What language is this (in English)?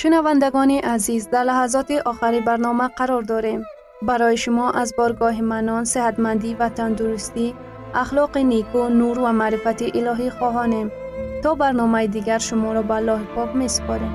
Persian